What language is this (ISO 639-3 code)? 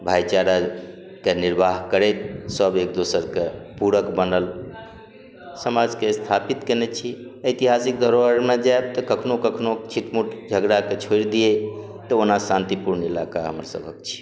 mai